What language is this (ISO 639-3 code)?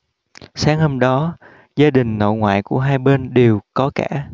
vie